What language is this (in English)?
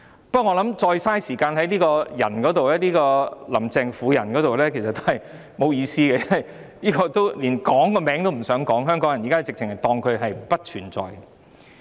Cantonese